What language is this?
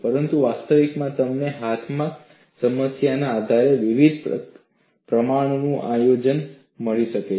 Gujarati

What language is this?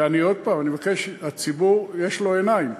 Hebrew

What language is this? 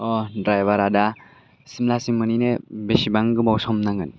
Bodo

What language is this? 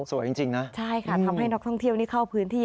Thai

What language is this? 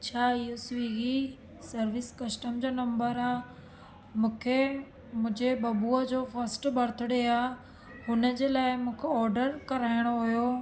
Sindhi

